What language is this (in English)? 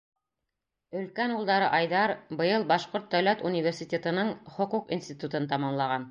Bashkir